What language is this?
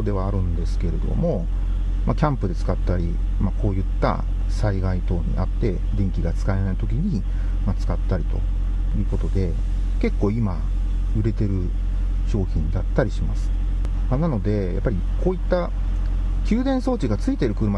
Japanese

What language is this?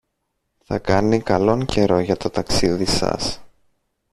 Greek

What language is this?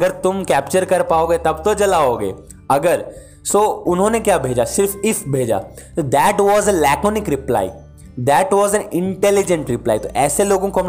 Hindi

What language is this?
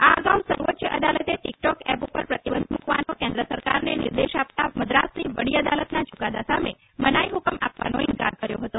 Gujarati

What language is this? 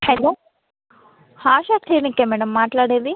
Telugu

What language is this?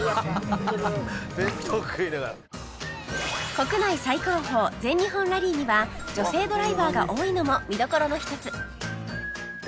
Japanese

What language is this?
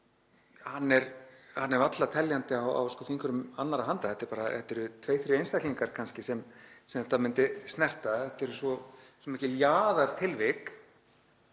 Icelandic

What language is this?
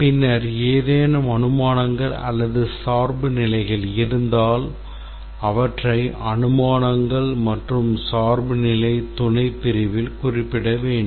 Tamil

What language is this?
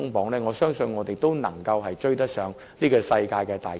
Cantonese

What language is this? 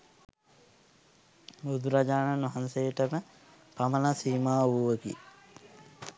Sinhala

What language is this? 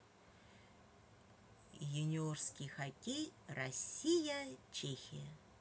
Russian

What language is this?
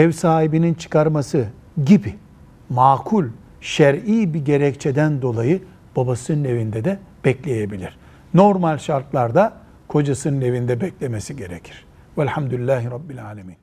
Turkish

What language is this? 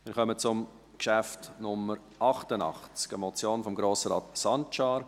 Swiss German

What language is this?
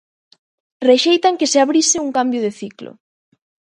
Galician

